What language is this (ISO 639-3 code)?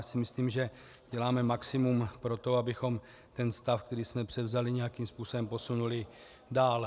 ces